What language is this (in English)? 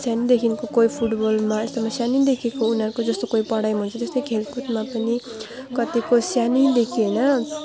Nepali